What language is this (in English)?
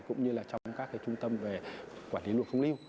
Vietnamese